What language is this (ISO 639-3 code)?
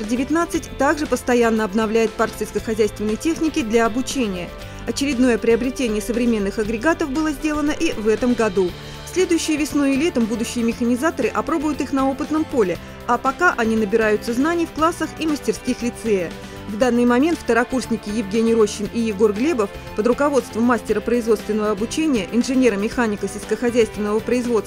rus